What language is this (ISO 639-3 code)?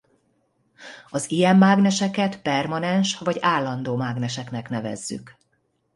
hun